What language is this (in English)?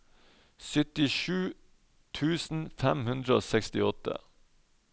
Norwegian